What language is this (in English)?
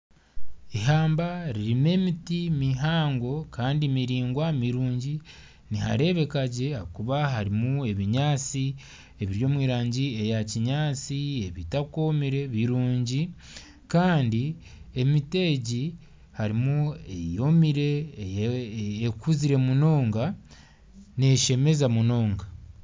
Nyankole